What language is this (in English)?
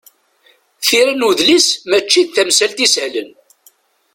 Kabyle